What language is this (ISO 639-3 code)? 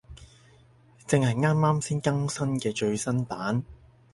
yue